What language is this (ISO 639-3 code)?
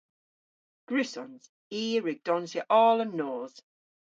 cor